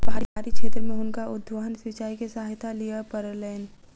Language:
Maithili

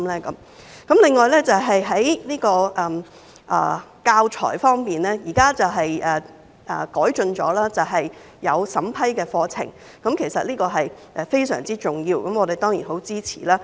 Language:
Cantonese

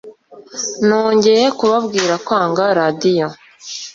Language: Kinyarwanda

